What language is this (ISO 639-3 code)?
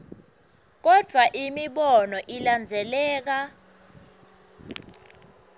ssw